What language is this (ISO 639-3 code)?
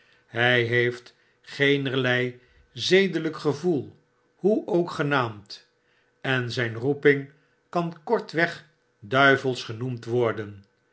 nld